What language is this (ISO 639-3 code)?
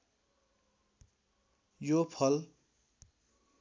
nep